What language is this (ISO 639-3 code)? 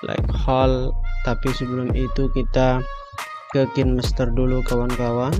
ind